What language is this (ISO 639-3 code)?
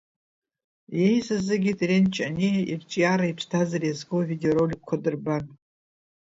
abk